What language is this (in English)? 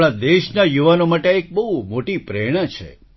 Gujarati